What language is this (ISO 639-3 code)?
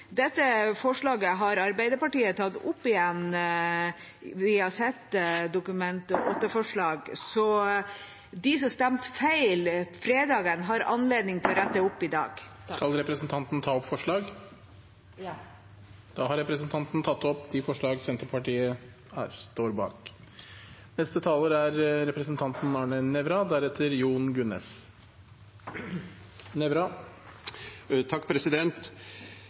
nob